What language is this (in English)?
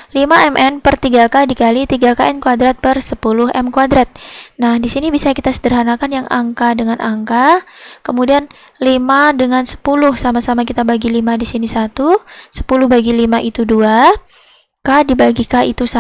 Indonesian